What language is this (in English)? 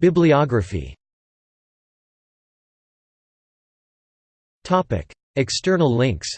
English